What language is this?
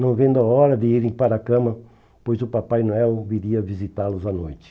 Portuguese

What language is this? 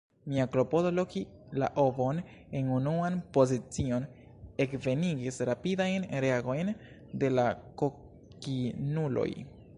Esperanto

